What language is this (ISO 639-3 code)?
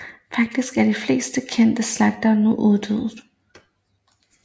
dan